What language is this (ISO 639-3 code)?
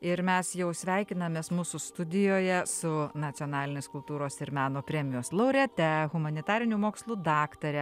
lit